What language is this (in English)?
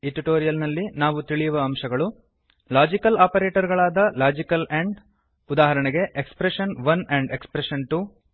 Kannada